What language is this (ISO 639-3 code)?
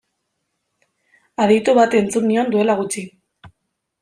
eus